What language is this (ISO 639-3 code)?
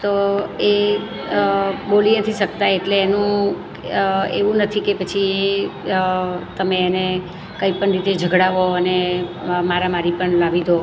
guj